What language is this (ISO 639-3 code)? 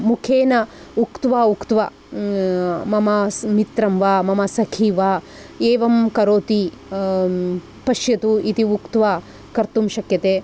san